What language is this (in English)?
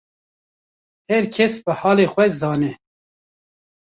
Kurdish